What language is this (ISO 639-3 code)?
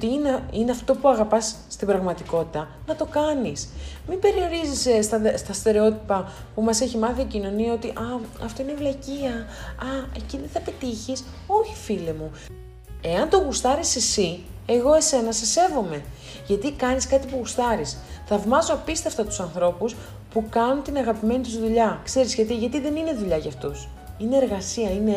ell